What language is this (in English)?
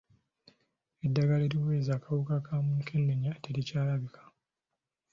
Ganda